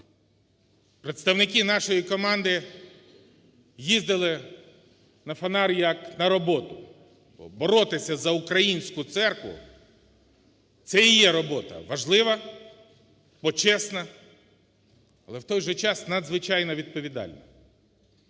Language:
Ukrainian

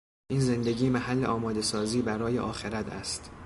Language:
Persian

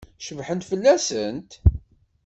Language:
Kabyle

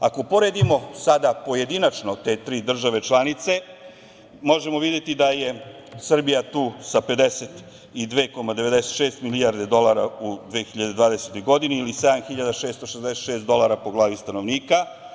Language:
Serbian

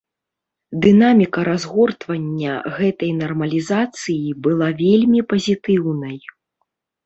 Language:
Belarusian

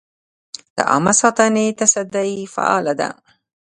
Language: Pashto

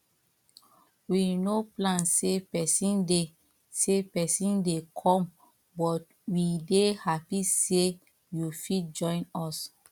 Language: Nigerian Pidgin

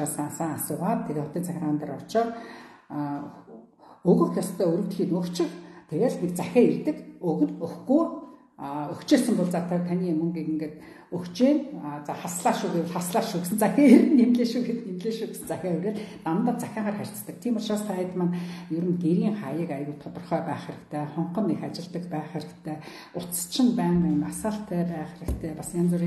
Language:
Arabic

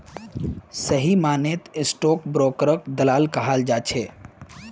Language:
Magahi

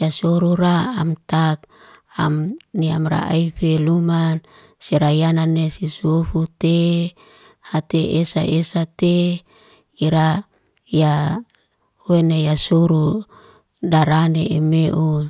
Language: Liana-Seti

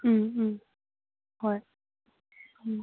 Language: Manipuri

